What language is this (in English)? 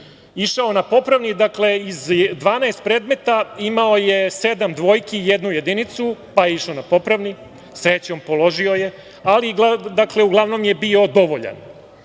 Serbian